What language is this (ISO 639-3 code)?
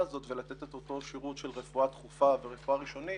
heb